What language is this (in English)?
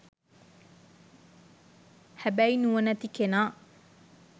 Sinhala